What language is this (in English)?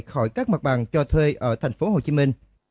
Vietnamese